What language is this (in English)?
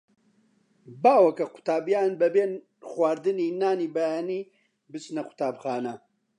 Central Kurdish